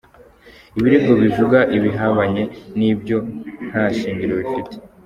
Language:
Kinyarwanda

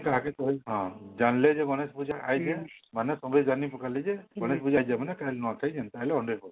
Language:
Odia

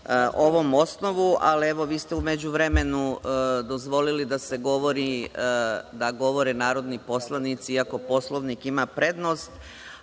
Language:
Serbian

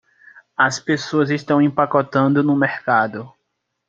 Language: Portuguese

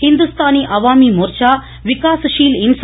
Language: Tamil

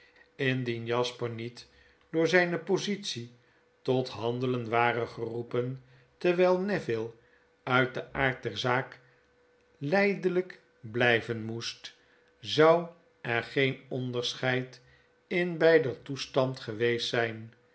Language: Dutch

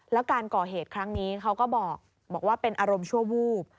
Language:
Thai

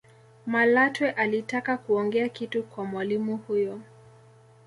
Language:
Swahili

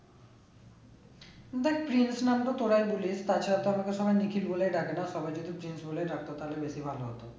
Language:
Bangla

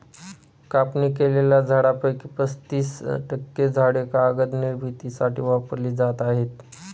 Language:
Marathi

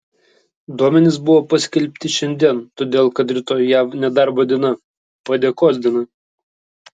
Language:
Lithuanian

